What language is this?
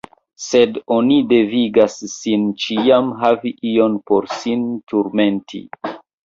Esperanto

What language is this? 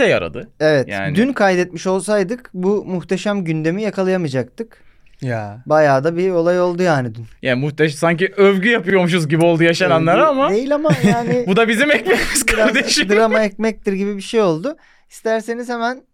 Turkish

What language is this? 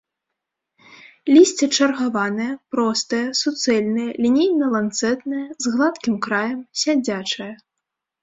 Belarusian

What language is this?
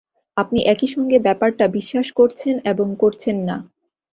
Bangla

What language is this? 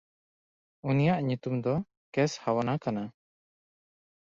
Santali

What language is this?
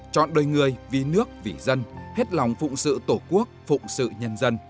Vietnamese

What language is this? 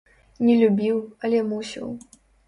Belarusian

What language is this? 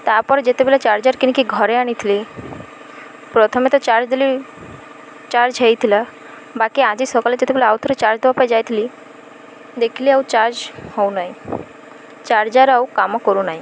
Odia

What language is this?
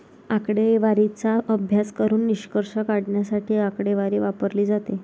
Marathi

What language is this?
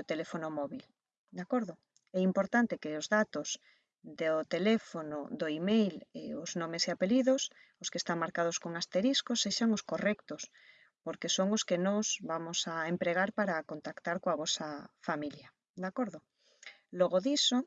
Spanish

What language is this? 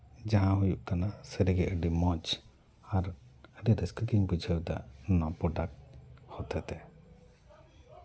Santali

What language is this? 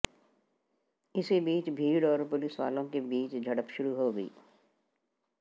Hindi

